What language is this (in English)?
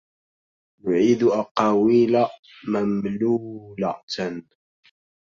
Arabic